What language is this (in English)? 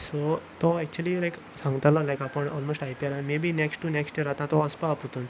Konkani